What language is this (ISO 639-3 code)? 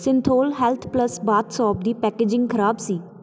pan